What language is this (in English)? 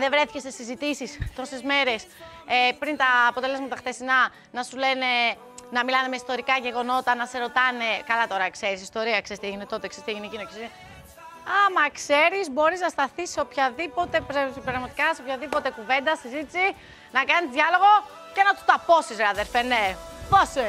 Greek